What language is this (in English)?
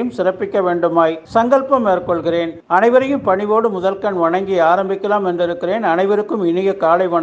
Tamil